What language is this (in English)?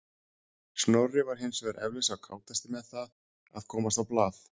Icelandic